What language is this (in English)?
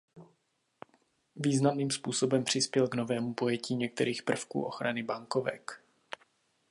Czech